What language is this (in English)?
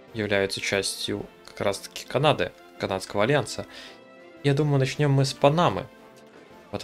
Russian